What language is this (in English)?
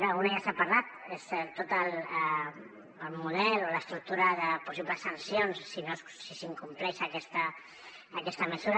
Catalan